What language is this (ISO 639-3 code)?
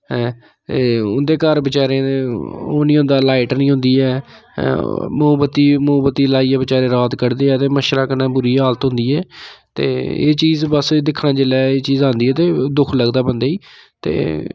doi